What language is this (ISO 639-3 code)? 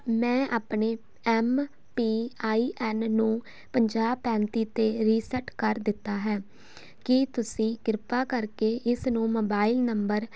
pan